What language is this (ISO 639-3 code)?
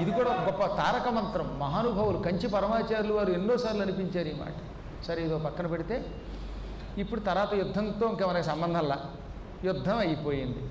tel